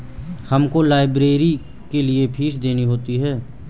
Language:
Hindi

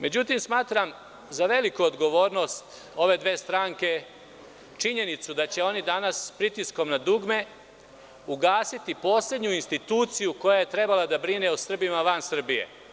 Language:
Serbian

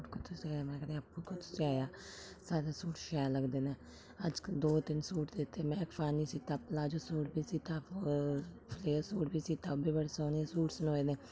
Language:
Dogri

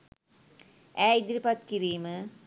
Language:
Sinhala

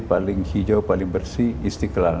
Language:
Indonesian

